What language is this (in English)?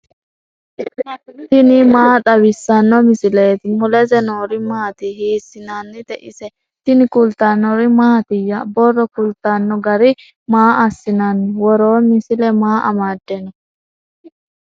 Sidamo